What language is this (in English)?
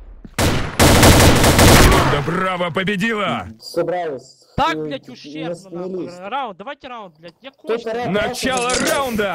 Russian